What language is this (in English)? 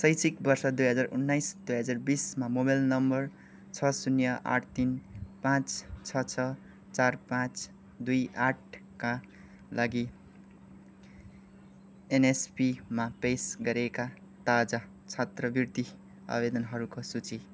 Nepali